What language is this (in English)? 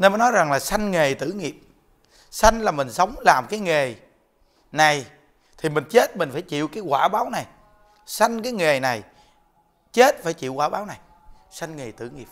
Vietnamese